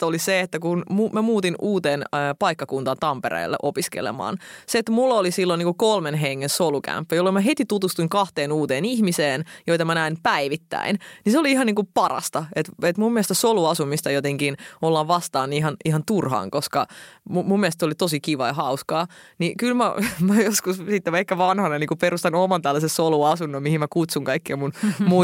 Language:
Finnish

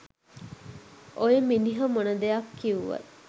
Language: Sinhala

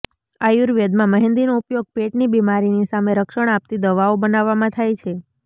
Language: Gujarati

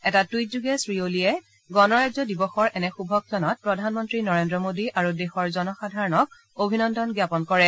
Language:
Assamese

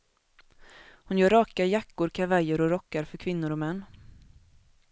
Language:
Swedish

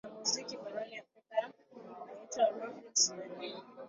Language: Swahili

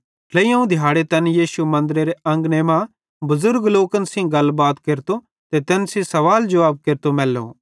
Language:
Bhadrawahi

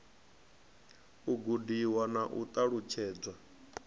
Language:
Venda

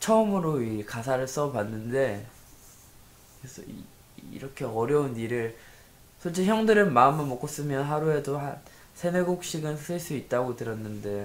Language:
Korean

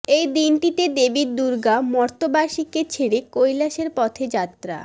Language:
Bangla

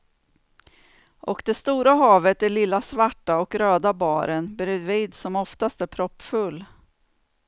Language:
Swedish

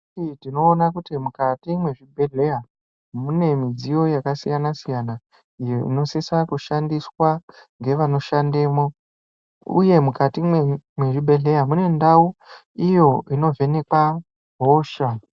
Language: Ndau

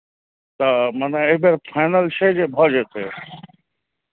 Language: Maithili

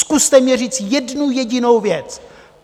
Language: Czech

